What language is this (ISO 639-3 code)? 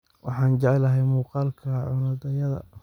som